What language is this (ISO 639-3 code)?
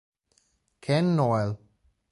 ita